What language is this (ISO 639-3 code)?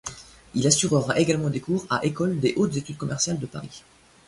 fra